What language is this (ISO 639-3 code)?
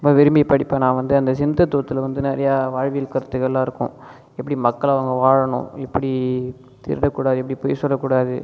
tam